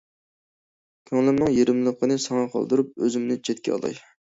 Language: Uyghur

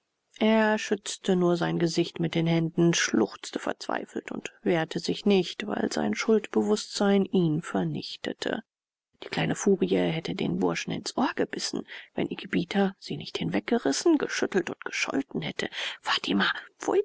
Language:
German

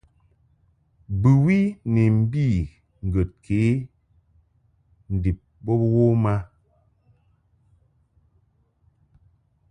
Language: Mungaka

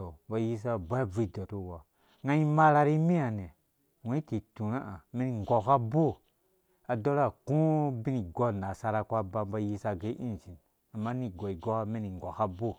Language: Dũya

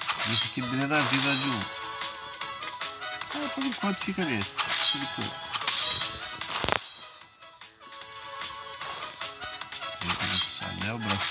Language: Portuguese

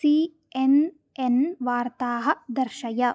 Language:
Sanskrit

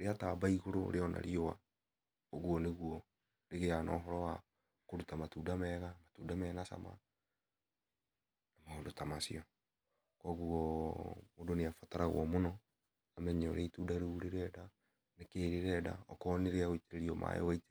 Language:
Kikuyu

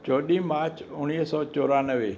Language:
Sindhi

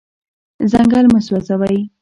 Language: Pashto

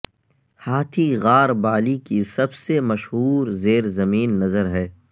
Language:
Urdu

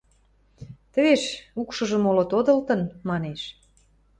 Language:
Western Mari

